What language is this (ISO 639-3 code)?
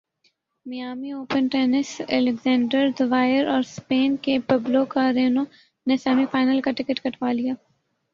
urd